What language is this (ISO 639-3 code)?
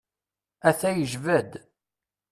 kab